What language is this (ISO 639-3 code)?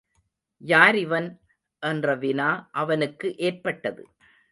tam